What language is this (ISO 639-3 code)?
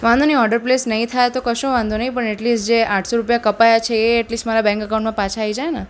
guj